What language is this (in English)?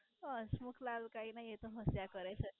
Gujarati